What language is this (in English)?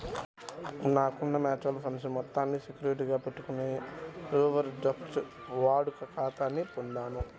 Telugu